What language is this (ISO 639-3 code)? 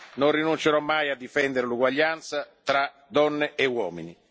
ita